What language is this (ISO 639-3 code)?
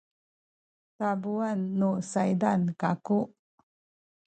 szy